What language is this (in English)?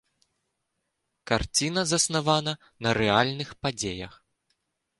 Belarusian